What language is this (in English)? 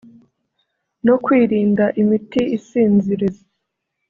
Kinyarwanda